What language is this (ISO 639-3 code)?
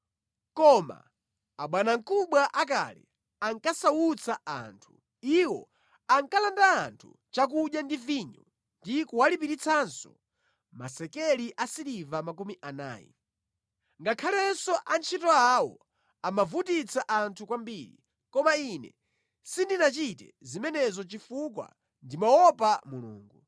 nya